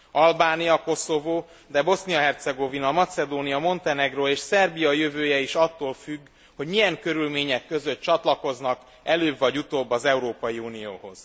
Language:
Hungarian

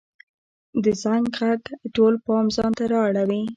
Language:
Pashto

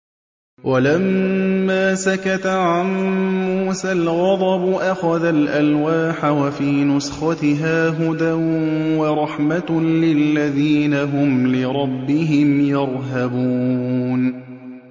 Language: Arabic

